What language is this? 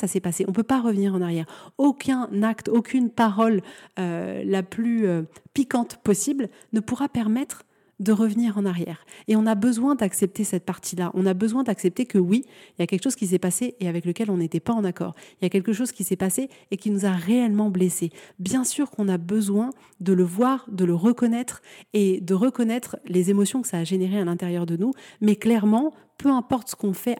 French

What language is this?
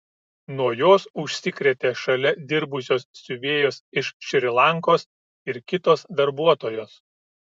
Lithuanian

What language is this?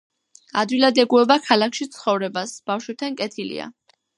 Georgian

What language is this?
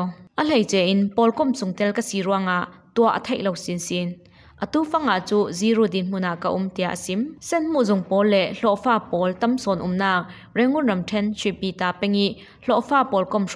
Thai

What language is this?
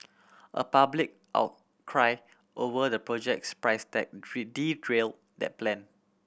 English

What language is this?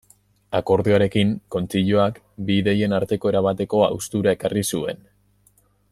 Basque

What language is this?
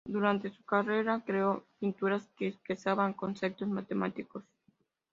Spanish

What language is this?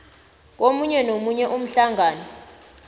South Ndebele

